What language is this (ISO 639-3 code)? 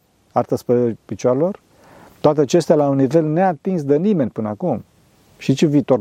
ron